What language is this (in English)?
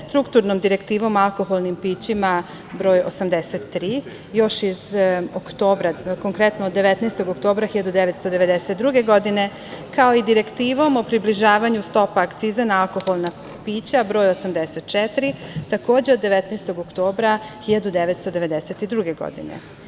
Serbian